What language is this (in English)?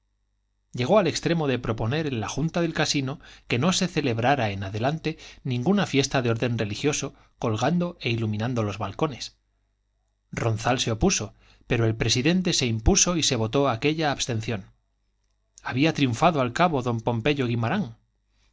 Spanish